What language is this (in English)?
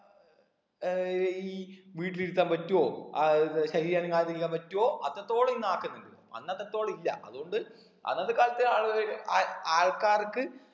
Malayalam